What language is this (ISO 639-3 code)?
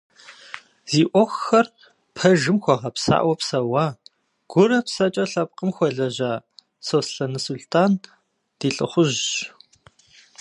kbd